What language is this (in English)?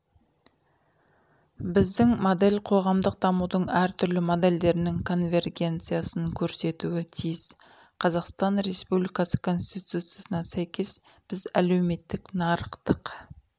Kazakh